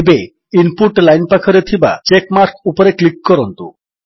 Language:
Odia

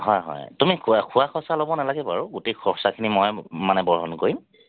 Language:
Assamese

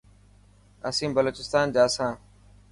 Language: Dhatki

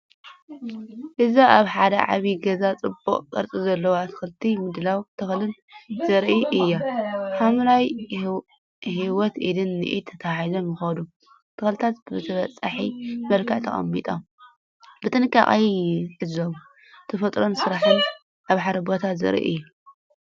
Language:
Tigrinya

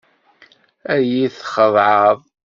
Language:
Kabyle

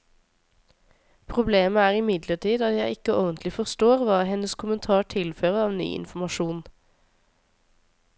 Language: Norwegian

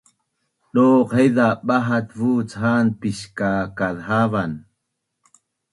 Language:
Bunun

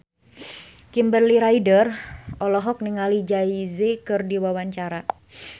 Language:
Sundanese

